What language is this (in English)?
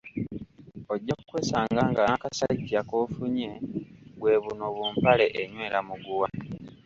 Ganda